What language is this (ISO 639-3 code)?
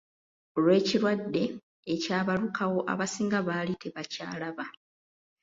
lug